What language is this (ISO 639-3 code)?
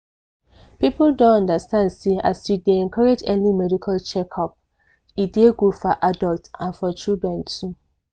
pcm